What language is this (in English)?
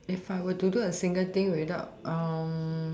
English